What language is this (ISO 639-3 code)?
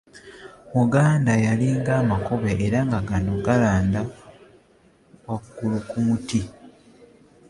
lug